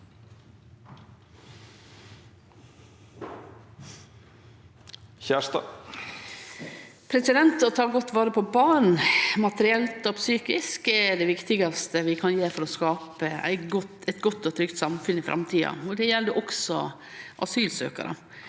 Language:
Norwegian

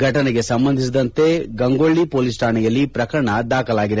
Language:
Kannada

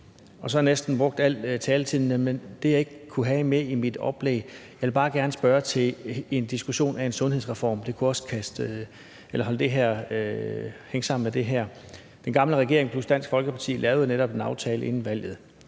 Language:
Danish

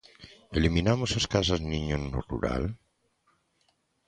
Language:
Galician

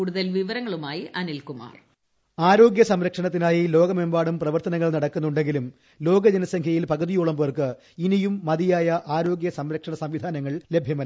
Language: Malayalam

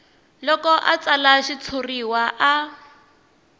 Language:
Tsonga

